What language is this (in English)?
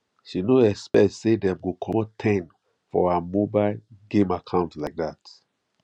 Nigerian Pidgin